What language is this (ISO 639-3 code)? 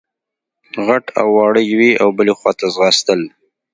pus